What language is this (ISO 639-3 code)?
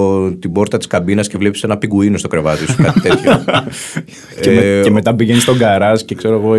ell